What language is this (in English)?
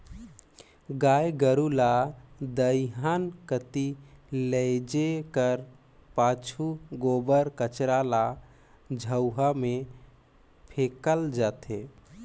Chhattisgarhi